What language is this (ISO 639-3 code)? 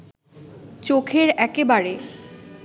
ben